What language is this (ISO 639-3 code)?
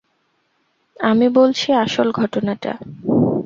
ben